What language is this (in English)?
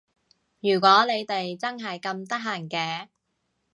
Cantonese